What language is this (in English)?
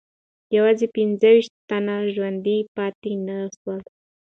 Pashto